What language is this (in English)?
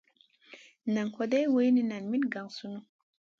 Masana